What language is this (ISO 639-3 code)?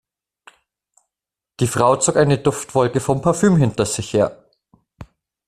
deu